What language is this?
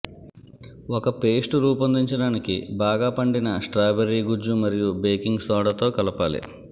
Telugu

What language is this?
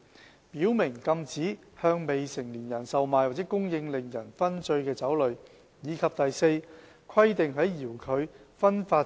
Cantonese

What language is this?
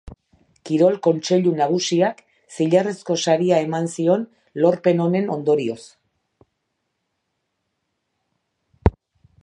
Basque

